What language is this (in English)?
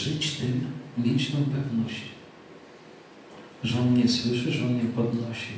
Polish